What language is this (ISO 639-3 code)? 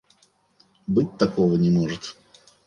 rus